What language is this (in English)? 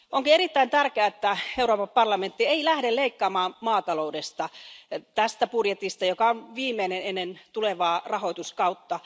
Finnish